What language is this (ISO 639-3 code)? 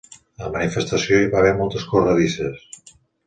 cat